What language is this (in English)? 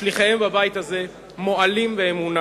Hebrew